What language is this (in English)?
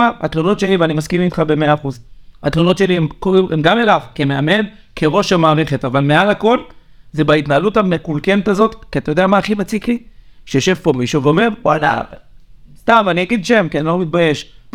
Hebrew